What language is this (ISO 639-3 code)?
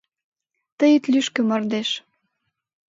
chm